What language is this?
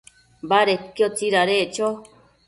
Matsés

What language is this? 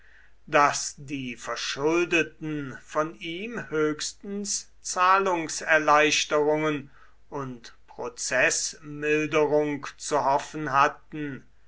German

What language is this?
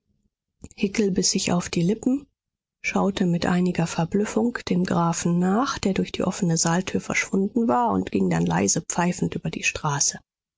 German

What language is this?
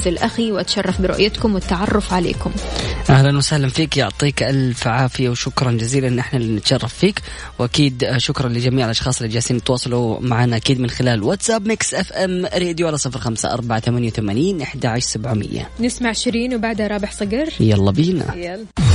Arabic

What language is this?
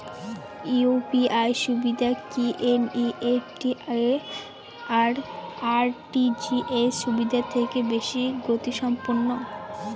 Bangla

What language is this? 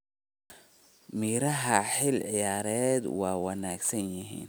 Somali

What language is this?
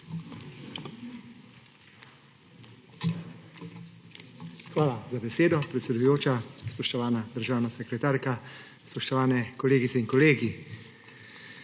Slovenian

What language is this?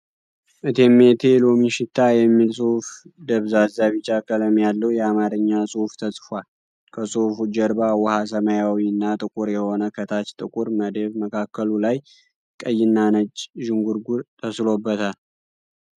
Amharic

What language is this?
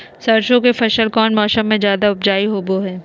Magahi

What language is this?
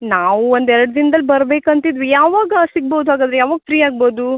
Kannada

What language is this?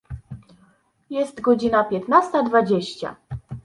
Polish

